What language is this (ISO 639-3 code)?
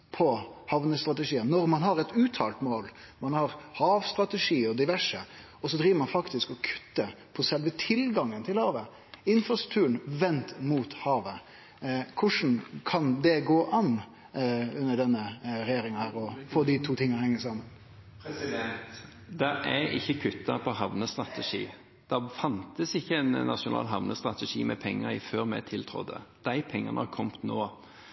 nor